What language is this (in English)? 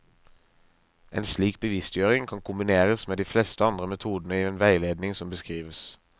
Norwegian